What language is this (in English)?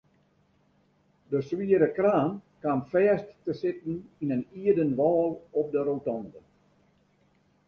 Western Frisian